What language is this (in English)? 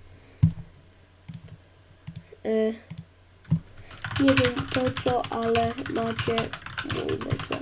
Polish